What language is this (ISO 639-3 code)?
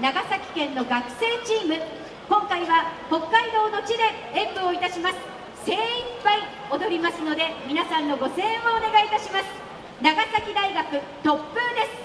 jpn